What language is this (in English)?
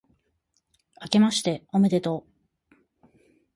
Japanese